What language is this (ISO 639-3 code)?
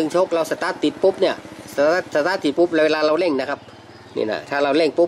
tha